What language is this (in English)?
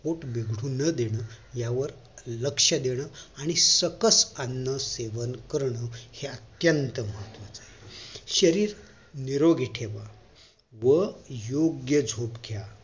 Marathi